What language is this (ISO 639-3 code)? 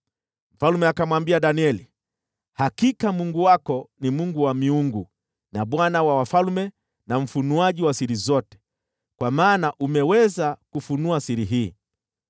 swa